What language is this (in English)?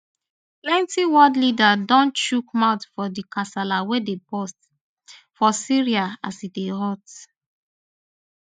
Nigerian Pidgin